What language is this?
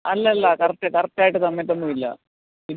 Malayalam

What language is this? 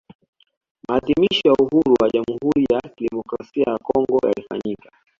Swahili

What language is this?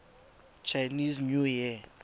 Tswana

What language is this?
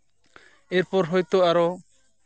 Santali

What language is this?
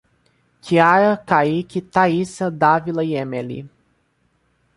Portuguese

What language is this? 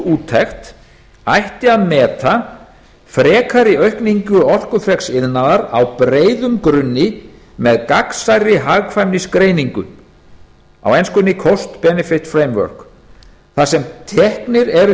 Icelandic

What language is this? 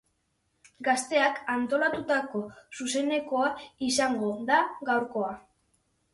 Basque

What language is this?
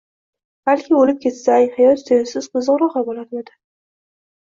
Uzbek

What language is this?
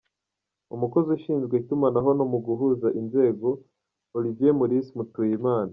Kinyarwanda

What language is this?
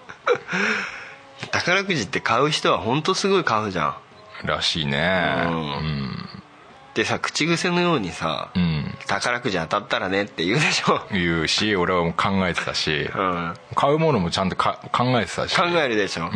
Japanese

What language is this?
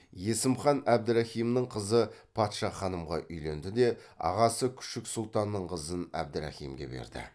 Kazakh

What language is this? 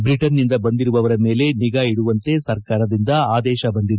Kannada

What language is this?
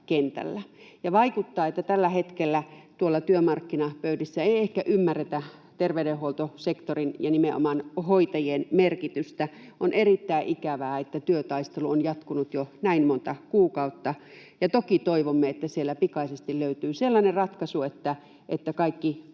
Finnish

